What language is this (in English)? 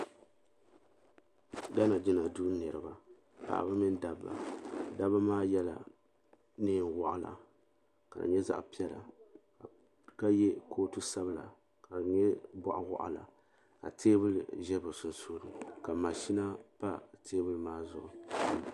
Dagbani